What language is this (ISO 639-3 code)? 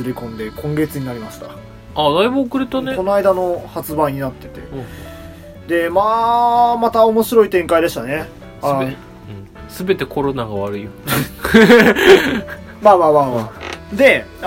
jpn